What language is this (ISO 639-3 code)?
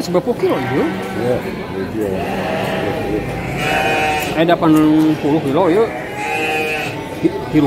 ind